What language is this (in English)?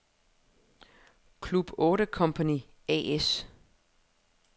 Danish